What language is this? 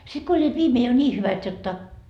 Finnish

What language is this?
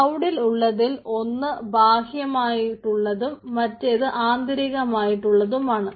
Malayalam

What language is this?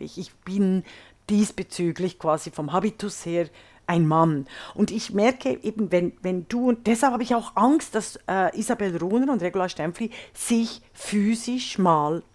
German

